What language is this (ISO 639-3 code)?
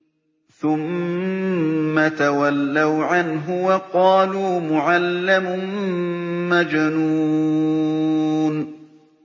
ara